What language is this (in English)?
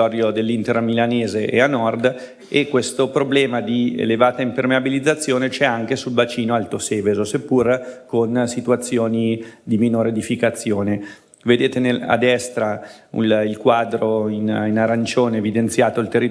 Italian